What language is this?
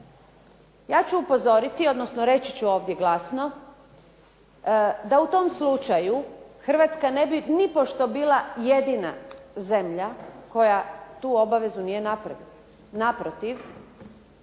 Croatian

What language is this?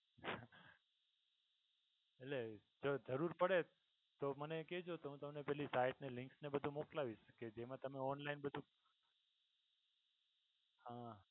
Gujarati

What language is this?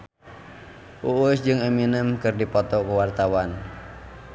Sundanese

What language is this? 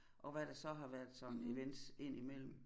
Danish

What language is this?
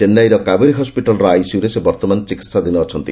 Odia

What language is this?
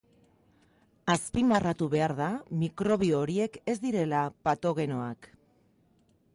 Basque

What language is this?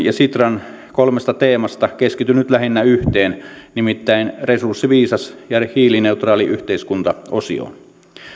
Finnish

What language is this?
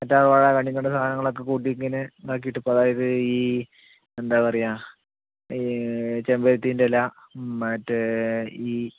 Malayalam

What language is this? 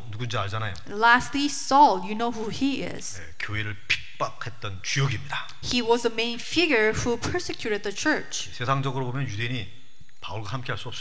Korean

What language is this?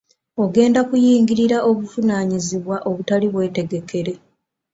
Ganda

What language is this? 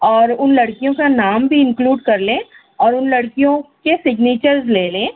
Urdu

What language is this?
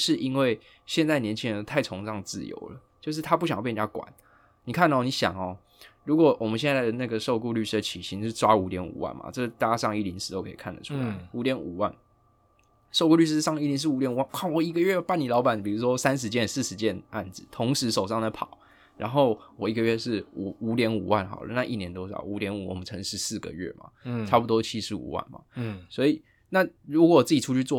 Chinese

